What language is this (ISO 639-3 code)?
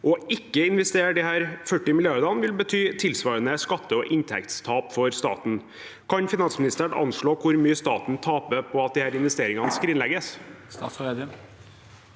nor